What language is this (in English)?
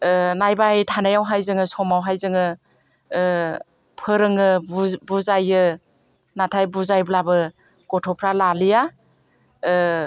Bodo